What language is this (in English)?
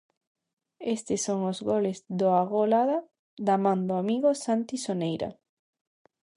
Galician